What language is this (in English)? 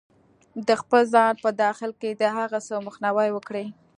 Pashto